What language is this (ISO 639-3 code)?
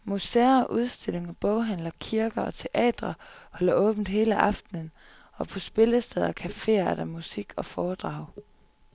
dan